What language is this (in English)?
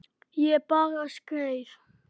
Icelandic